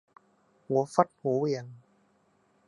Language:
Thai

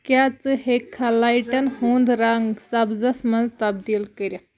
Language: Kashmiri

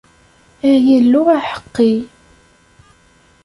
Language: Kabyle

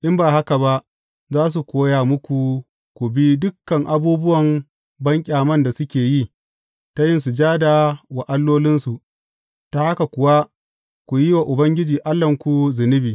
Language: Hausa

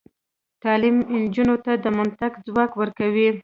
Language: Pashto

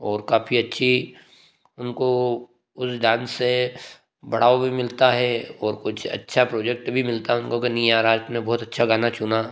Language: Hindi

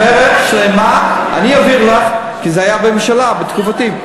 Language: Hebrew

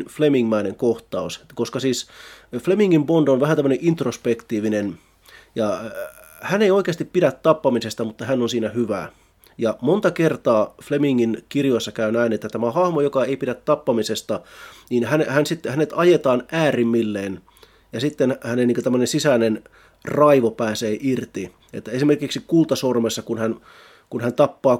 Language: Finnish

